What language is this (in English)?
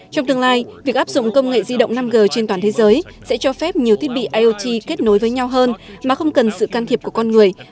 Vietnamese